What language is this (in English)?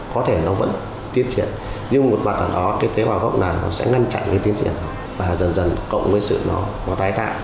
Vietnamese